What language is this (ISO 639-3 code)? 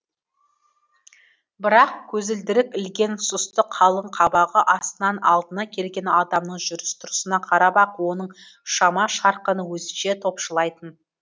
kaz